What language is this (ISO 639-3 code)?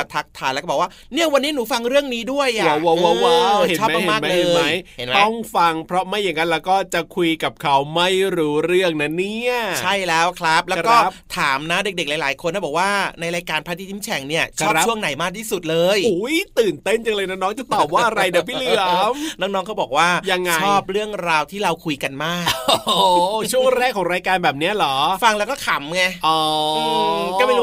tha